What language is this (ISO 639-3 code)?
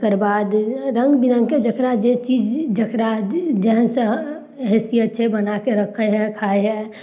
mai